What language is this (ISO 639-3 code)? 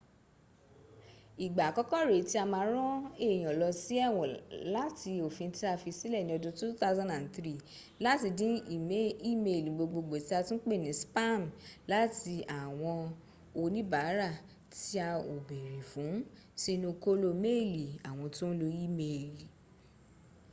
yor